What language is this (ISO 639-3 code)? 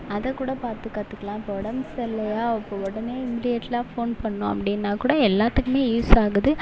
tam